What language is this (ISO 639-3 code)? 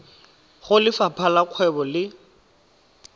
tsn